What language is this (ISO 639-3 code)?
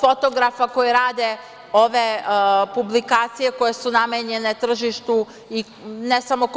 srp